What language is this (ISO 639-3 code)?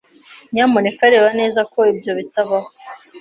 kin